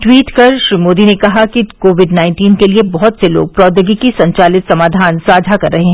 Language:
Hindi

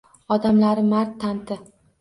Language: Uzbek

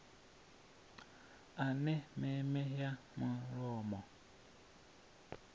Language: Venda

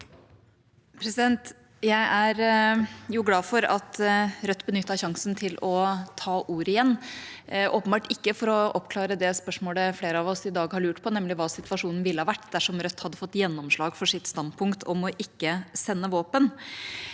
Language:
Norwegian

